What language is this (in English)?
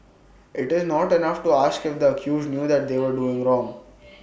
English